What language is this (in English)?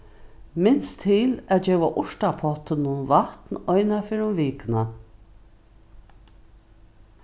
Faroese